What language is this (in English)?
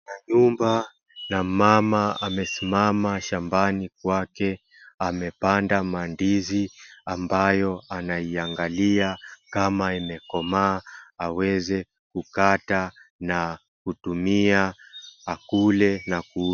Swahili